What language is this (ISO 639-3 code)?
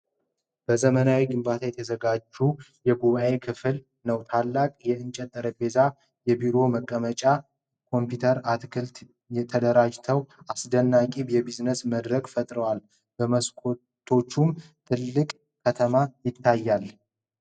amh